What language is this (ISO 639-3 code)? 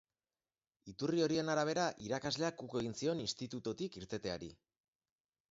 eus